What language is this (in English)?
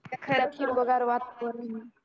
Marathi